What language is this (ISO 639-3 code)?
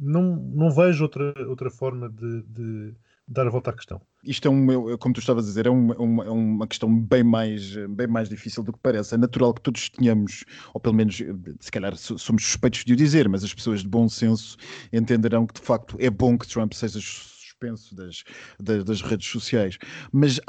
por